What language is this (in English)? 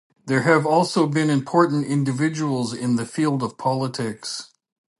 English